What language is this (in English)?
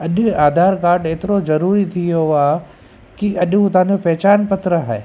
Sindhi